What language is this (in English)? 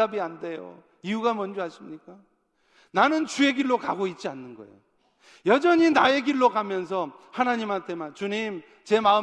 Korean